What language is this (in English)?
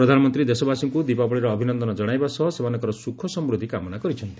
Odia